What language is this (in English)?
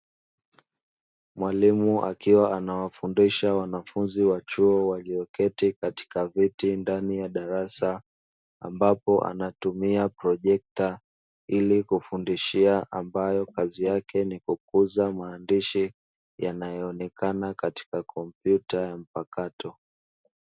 Swahili